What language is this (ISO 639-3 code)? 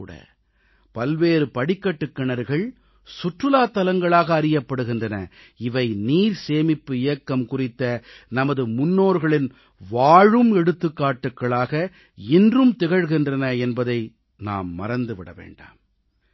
tam